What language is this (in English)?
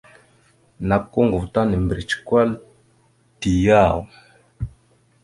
Mada (Cameroon)